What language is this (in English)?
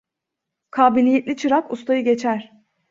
Turkish